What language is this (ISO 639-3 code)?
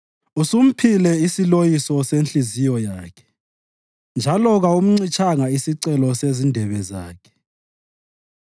nde